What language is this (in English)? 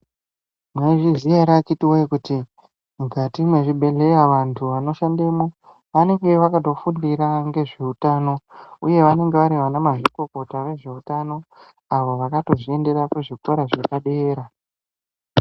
Ndau